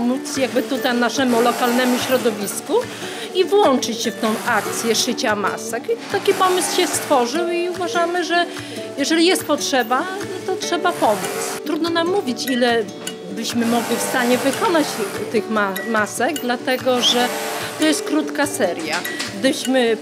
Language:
Polish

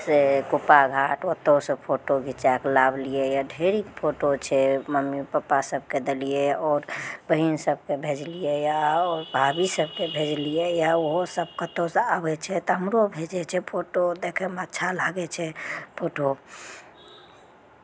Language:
Maithili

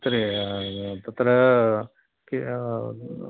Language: Sanskrit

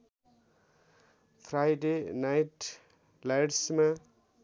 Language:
Nepali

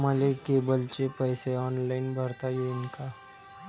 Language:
Marathi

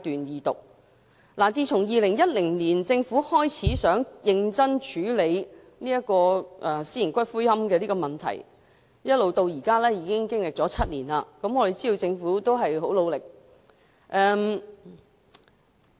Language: Cantonese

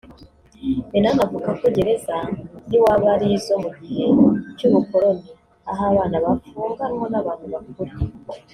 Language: Kinyarwanda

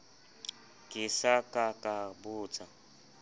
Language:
Southern Sotho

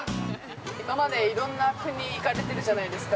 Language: Japanese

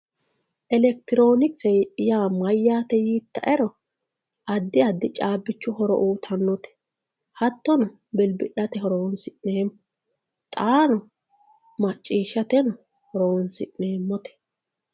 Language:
Sidamo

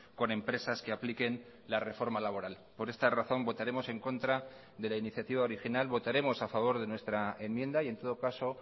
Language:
Spanish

